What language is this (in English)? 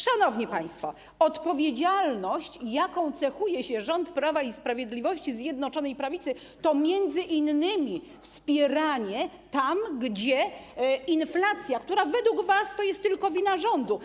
Polish